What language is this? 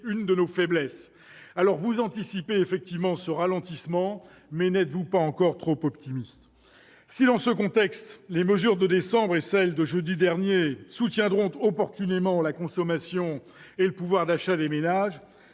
French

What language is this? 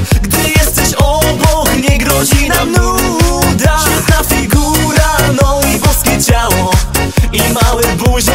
Polish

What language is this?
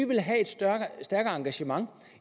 Danish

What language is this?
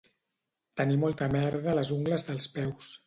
Catalan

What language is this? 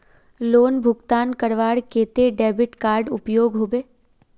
Magahi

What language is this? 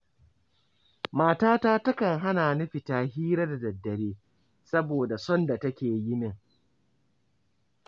Hausa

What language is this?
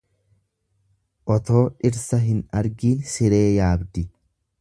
Oromo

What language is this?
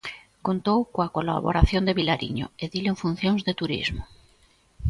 Galician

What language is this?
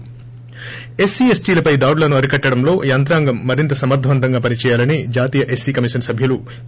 Telugu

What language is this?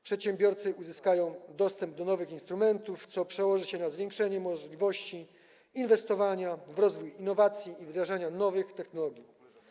Polish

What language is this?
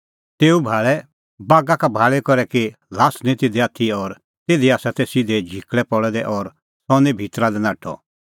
Kullu Pahari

